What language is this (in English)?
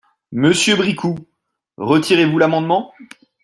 French